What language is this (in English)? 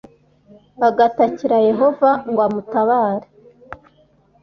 Kinyarwanda